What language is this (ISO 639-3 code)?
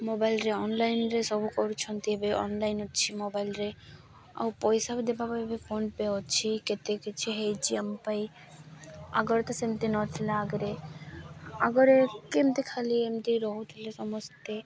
ori